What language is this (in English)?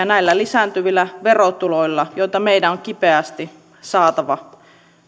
Finnish